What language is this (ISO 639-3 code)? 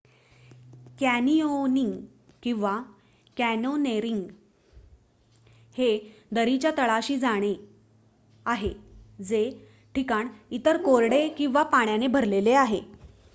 mar